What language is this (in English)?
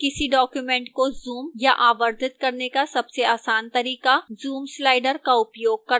Hindi